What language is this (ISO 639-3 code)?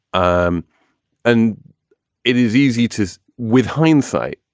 eng